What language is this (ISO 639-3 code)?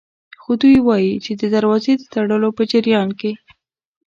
pus